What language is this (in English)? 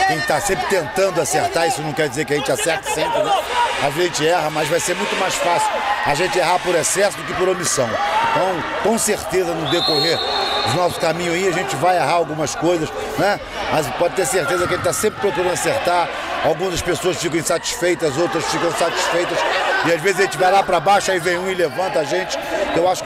Portuguese